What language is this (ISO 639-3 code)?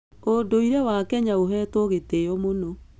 kik